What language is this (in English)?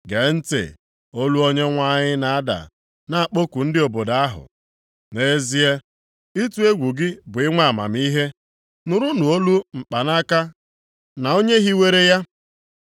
Igbo